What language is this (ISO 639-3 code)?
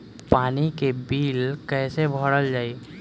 bho